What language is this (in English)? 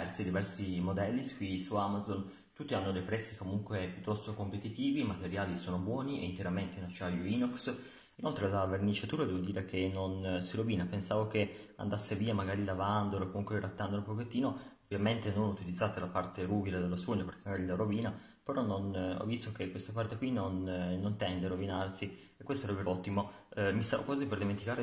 Italian